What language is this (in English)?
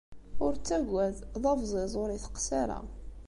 Kabyle